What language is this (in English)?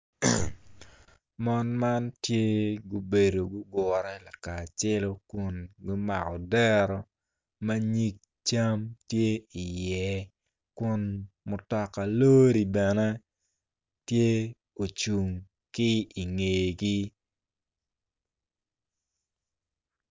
Acoli